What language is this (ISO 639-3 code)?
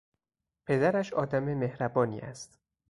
fas